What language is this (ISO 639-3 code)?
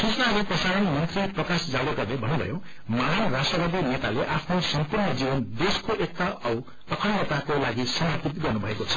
nep